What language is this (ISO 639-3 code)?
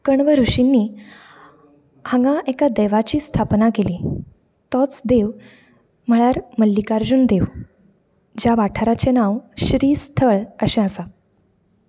kok